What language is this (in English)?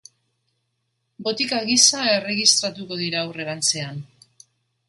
Basque